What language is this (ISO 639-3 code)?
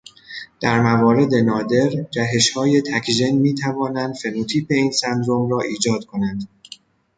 fas